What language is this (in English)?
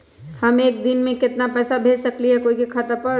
Magahi